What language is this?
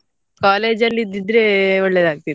Kannada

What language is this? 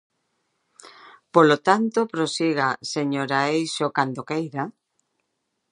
Galician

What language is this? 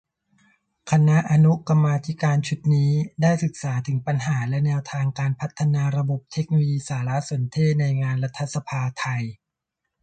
Thai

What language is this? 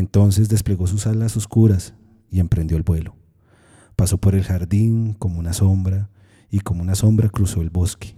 Spanish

